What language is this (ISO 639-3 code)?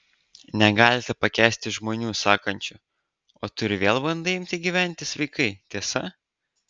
lit